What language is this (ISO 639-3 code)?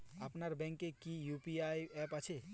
ben